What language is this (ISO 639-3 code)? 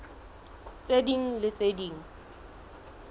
sot